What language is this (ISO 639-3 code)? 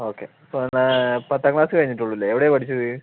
mal